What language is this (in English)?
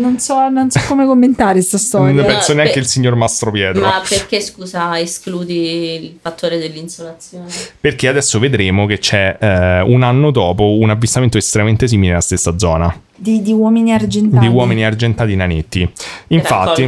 Italian